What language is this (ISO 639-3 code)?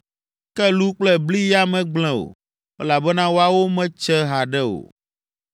ewe